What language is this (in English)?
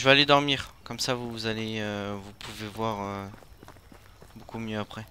French